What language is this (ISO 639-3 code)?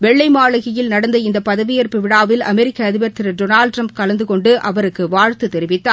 tam